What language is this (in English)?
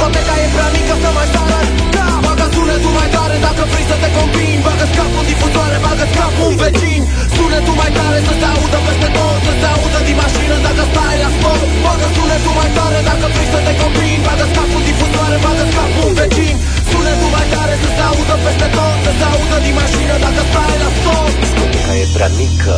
Romanian